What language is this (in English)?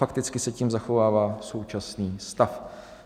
Czech